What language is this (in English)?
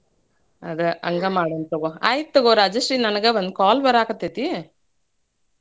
Kannada